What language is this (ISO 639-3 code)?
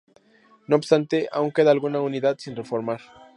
spa